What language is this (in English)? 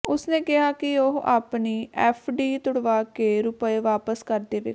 Punjabi